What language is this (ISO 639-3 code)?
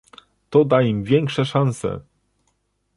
pol